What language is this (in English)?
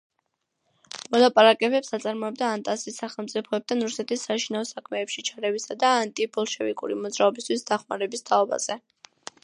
Georgian